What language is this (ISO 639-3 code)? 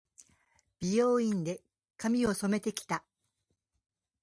jpn